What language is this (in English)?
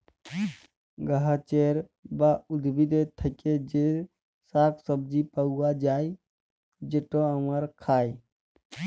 Bangla